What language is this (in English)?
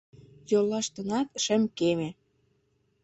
Mari